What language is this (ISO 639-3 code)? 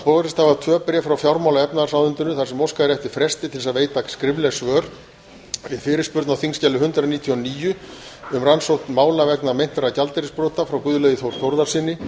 isl